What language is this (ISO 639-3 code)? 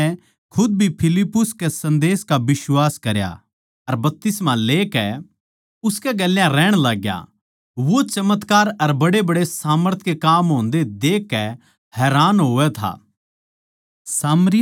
bgc